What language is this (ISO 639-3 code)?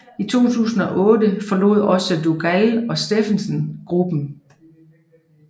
dan